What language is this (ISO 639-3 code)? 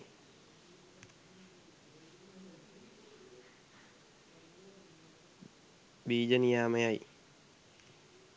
sin